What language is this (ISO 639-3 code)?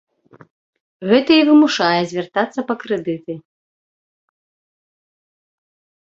bel